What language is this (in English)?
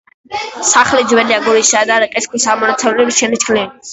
Georgian